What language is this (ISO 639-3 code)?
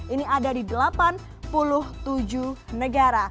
ind